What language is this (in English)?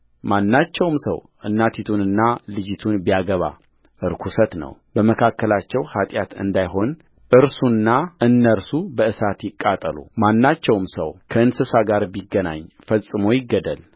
Amharic